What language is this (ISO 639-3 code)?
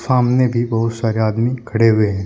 hin